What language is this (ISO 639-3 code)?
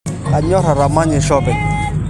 mas